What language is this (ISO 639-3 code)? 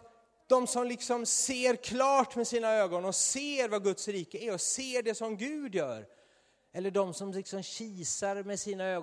swe